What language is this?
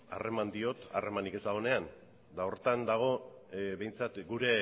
Basque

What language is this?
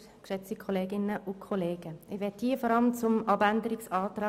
Swiss German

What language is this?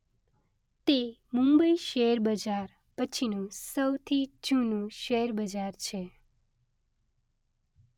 Gujarati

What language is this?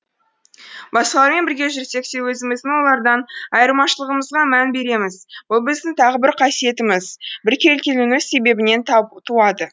Kazakh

